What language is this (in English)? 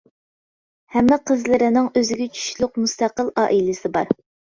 Uyghur